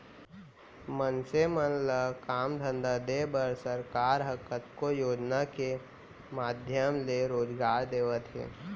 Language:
Chhattisgarhi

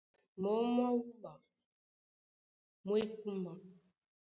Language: Duala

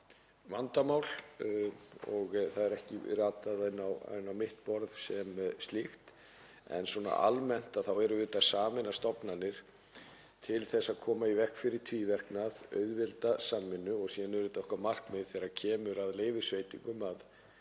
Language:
Icelandic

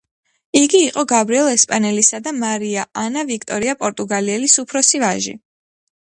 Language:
Georgian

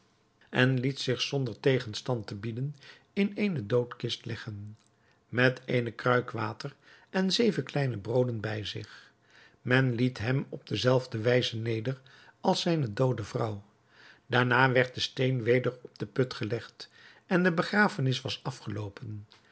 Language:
Dutch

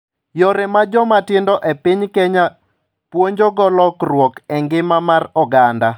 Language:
Luo (Kenya and Tanzania)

